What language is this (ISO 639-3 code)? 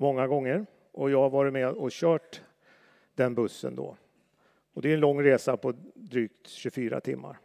swe